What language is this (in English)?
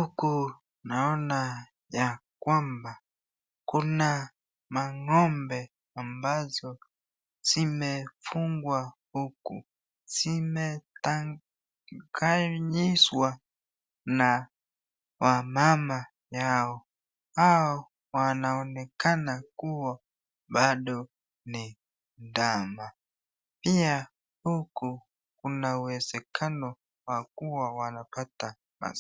Swahili